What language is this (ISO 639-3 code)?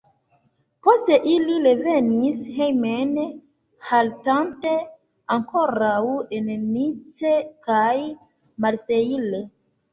epo